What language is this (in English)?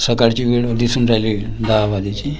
Marathi